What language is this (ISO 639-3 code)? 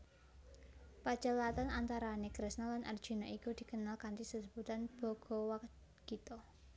jav